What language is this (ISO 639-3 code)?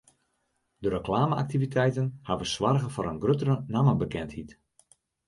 fry